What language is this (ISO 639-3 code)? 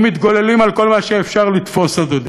heb